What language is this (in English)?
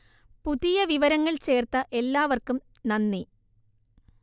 Malayalam